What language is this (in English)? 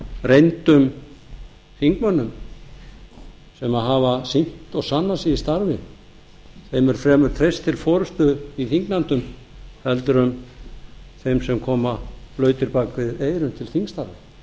Icelandic